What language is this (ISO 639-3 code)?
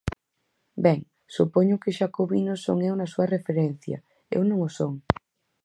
glg